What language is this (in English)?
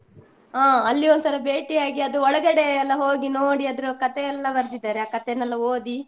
Kannada